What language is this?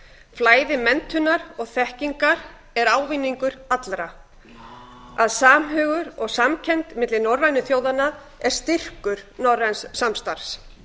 Icelandic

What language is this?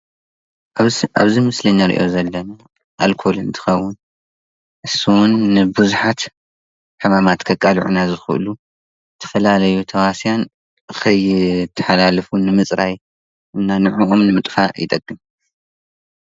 Tigrinya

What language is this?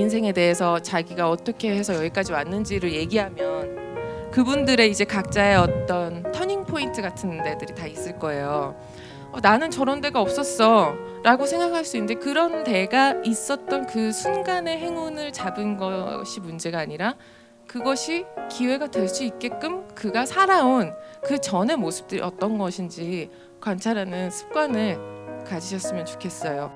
Korean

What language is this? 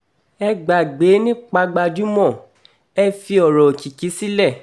Yoruba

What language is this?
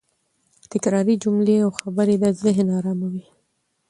Pashto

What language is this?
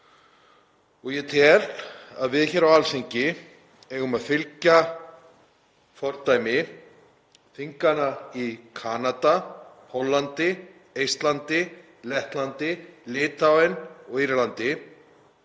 Icelandic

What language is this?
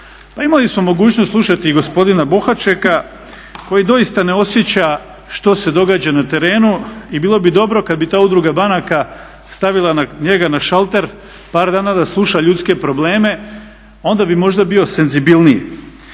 Croatian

